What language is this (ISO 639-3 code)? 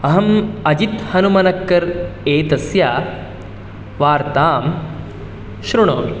san